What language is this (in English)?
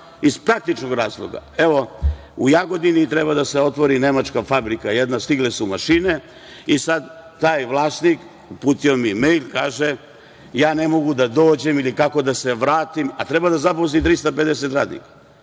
Serbian